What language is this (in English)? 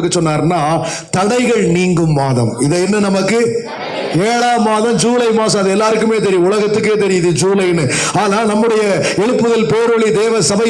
Turkish